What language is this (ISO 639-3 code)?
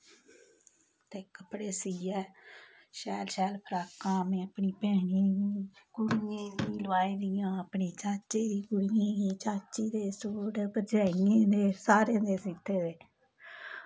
doi